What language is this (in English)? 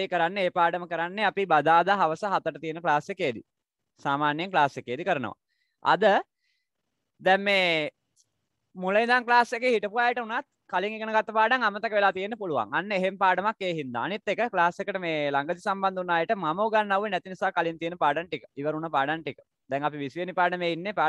Hindi